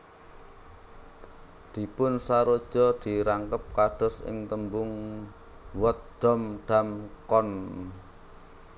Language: Javanese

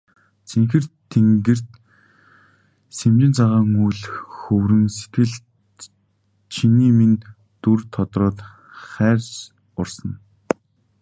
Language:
Mongolian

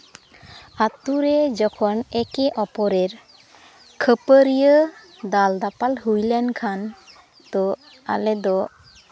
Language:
Santali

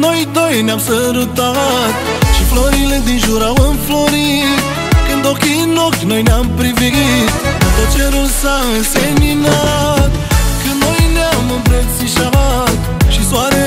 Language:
Romanian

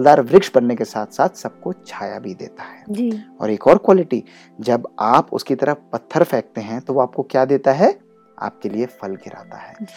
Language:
Hindi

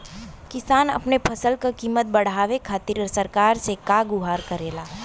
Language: Bhojpuri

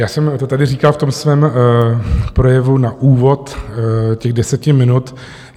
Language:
Czech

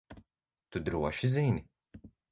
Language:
Latvian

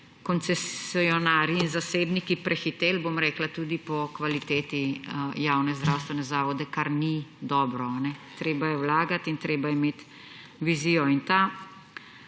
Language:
Slovenian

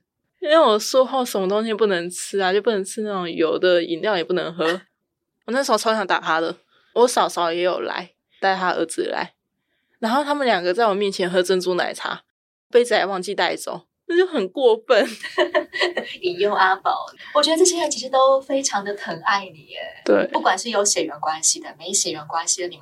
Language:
Chinese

